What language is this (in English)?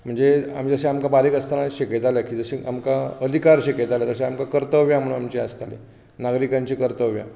Konkani